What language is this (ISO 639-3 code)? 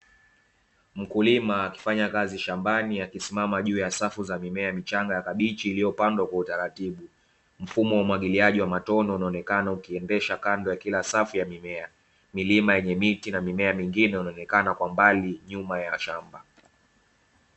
swa